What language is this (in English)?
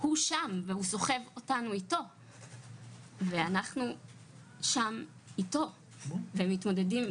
Hebrew